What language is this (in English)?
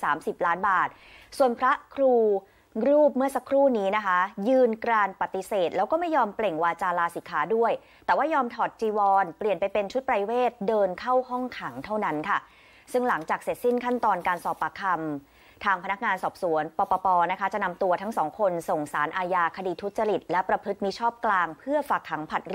Thai